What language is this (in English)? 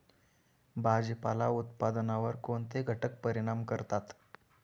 Marathi